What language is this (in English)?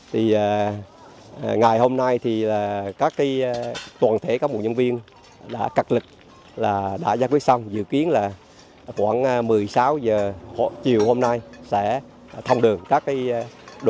Vietnamese